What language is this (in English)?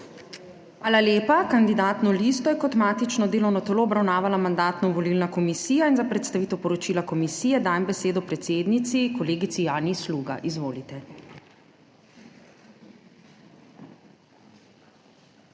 Slovenian